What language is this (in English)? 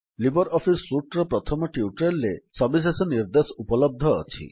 Odia